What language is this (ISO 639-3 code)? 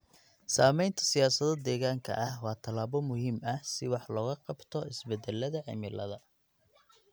som